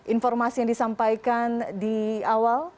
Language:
Indonesian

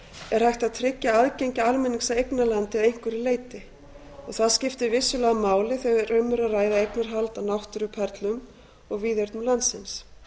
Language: Icelandic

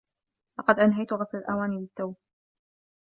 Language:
Arabic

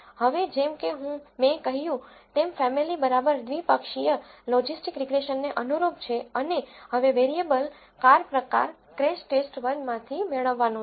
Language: Gujarati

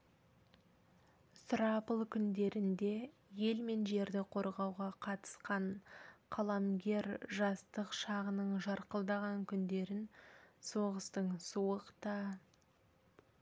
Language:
Kazakh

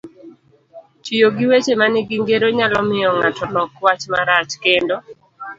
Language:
Luo (Kenya and Tanzania)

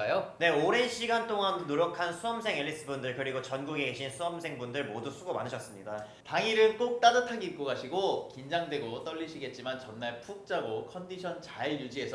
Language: Korean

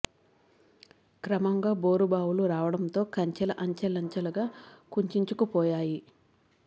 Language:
Telugu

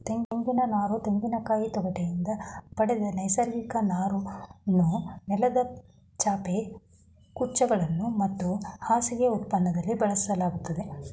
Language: Kannada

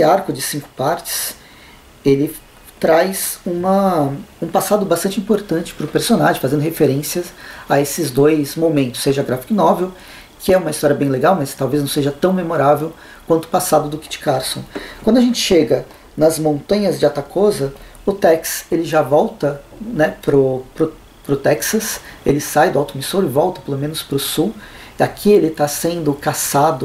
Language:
Portuguese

